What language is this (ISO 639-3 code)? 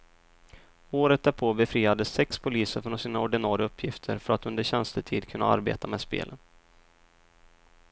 swe